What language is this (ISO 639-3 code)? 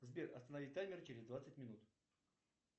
rus